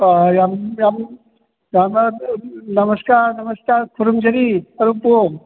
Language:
Manipuri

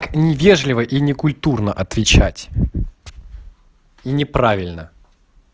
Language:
Russian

